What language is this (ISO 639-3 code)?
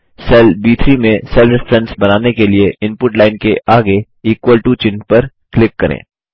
hin